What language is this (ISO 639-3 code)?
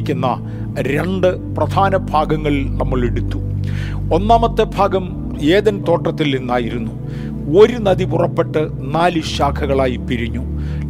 mal